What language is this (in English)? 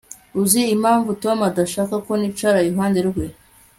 Kinyarwanda